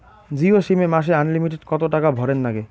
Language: Bangla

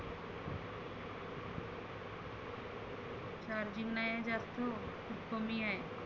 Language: Marathi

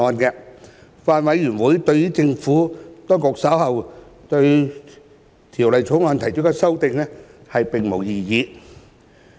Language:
Cantonese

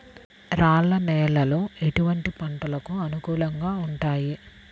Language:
Telugu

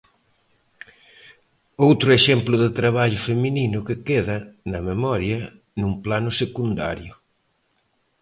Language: Galician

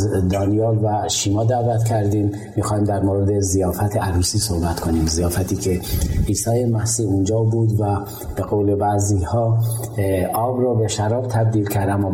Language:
Persian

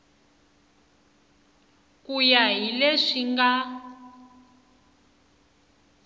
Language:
Tsonga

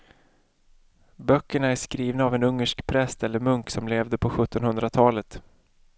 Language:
Swedish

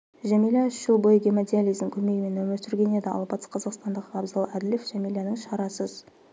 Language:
Kazakh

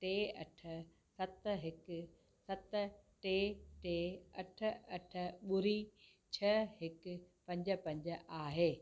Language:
Sindhi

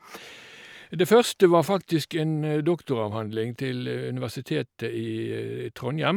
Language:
Norwegian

